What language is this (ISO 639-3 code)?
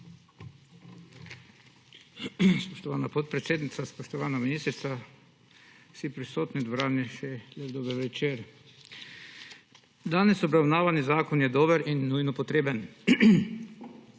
slv